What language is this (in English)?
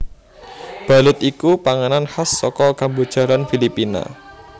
Javanese